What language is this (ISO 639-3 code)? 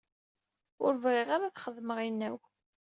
kab